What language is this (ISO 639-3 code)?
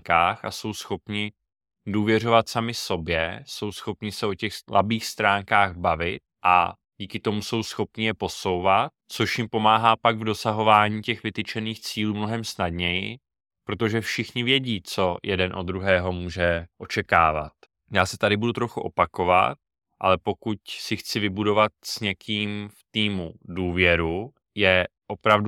ces